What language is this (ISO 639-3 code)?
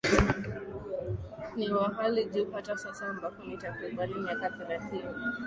swa